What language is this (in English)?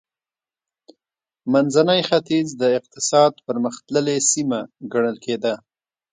Pashto